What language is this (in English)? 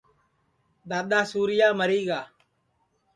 Sansi